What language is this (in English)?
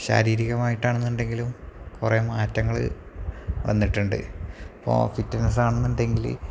Malayalam